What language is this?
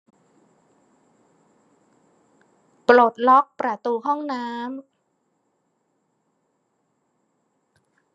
Thai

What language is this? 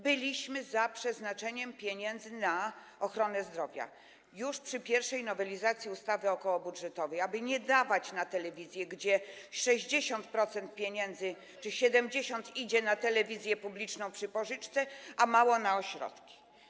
Polish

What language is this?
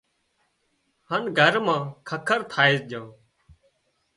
Wadiyara Koli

